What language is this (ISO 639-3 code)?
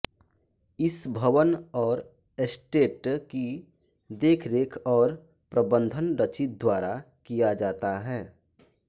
hin